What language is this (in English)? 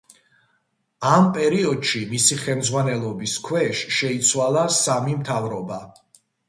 Georgian